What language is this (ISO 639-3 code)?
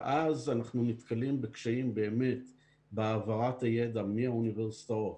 heb